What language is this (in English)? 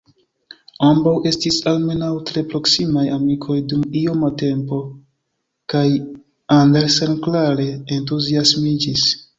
Esperanto